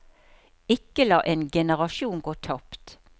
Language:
Norwegian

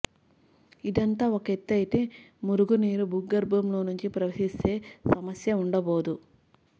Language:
Telugu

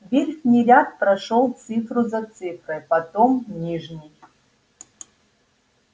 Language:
Russian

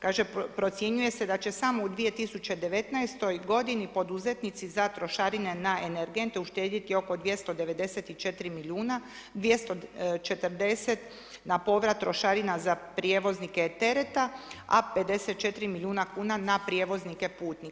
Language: Croatian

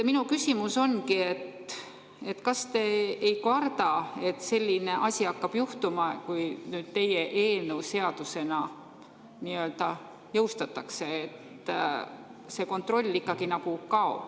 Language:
Estonian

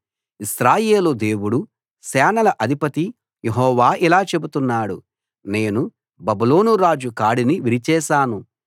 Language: Telugu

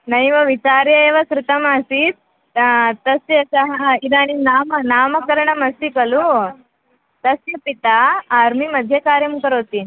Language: Sanskrit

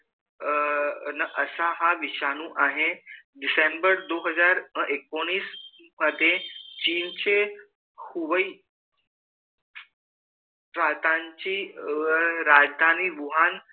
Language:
Marathi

